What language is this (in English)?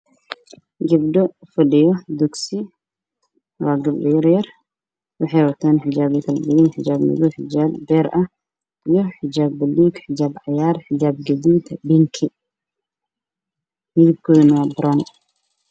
Somali